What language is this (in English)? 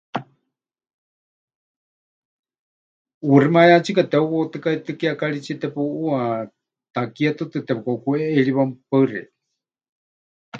Huichol